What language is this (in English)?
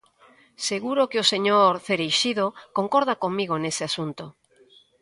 Galician